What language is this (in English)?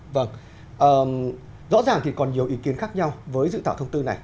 Vietnamese